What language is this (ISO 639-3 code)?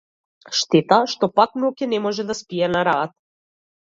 mkd